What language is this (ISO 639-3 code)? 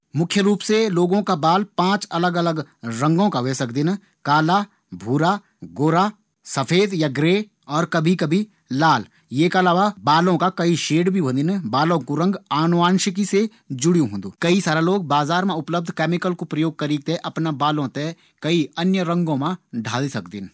gbm